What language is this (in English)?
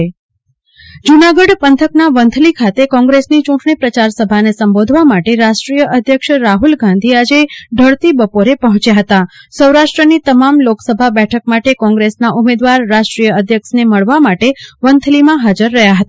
Gujarati